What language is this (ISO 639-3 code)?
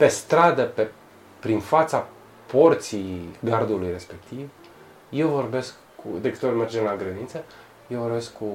ron